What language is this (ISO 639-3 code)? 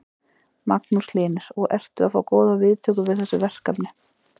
isl